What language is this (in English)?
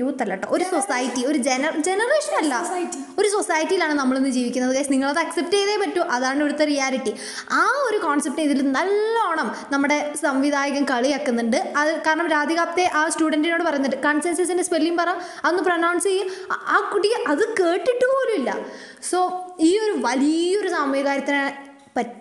Malayalam